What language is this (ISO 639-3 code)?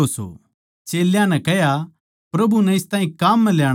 bgc